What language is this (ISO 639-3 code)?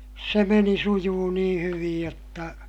fin